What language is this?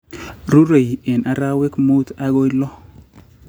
Kalenjin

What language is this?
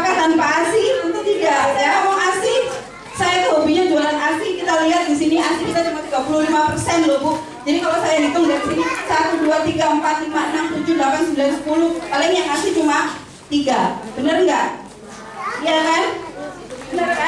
Indonesian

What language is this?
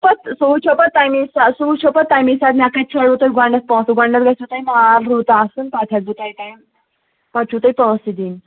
Kashmiri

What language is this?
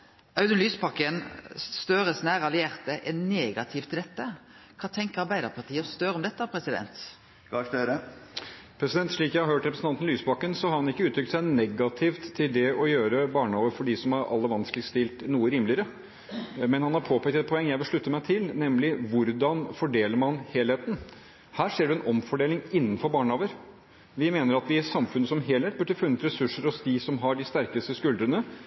Norwegian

